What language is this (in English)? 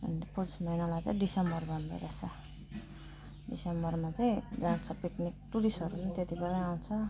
Nepali